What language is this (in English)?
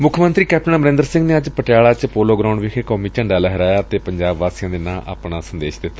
Punjabi